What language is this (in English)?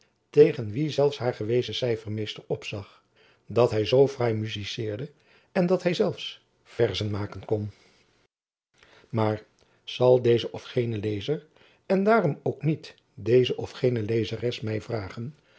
Dutch